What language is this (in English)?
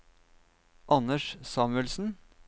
Norwegian